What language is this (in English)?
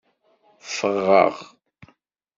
Kabyle